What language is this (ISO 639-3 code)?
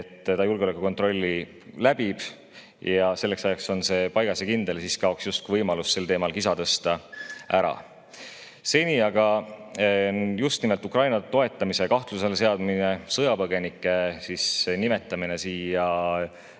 est